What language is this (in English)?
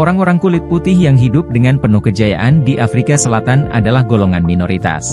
Indonesian